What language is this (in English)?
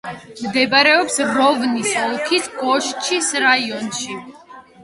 Georgian